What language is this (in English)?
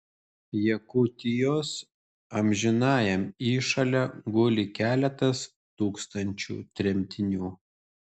Lithuanian